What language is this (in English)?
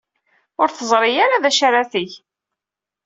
Kabyle